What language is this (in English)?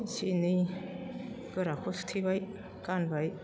Bodo